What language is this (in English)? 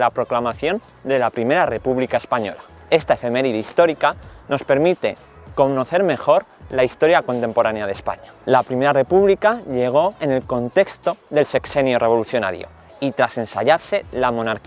Spanish